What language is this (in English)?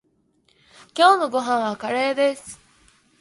Japanese